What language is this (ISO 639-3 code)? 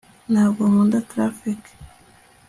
kin